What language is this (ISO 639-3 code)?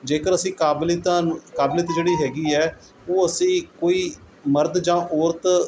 pan